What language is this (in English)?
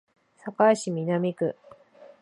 Japanese